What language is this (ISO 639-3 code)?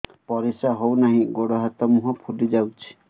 ori